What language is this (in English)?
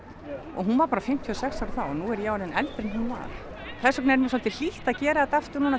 Icelandic